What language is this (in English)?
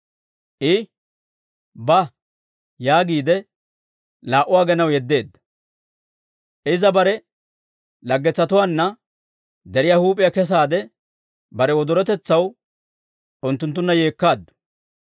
Dawro